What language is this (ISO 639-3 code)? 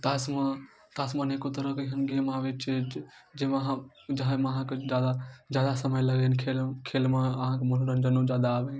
mai